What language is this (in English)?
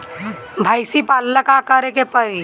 Bhojpuri